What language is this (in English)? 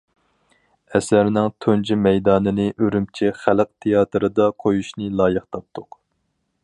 Uyghur